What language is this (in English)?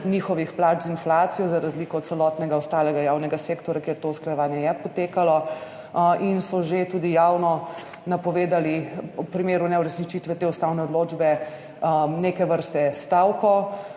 Slovenian